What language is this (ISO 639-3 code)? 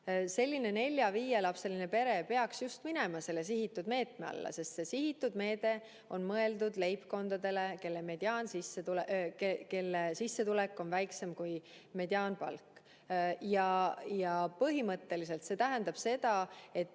est